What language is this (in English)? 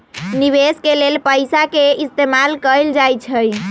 Magahi